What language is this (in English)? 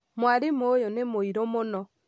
Kikuyu